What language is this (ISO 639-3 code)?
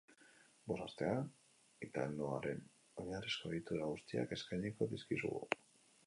eus